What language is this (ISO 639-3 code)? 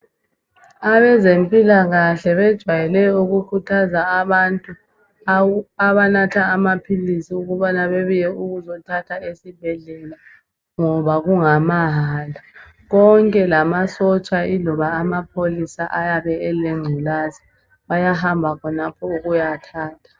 nde